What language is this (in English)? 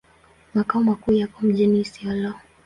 Swahili